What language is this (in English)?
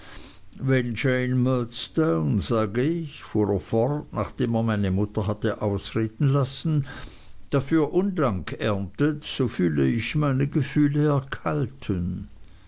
German